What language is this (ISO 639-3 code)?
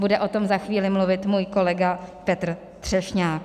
ces